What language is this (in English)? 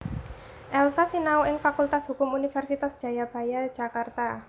Javanese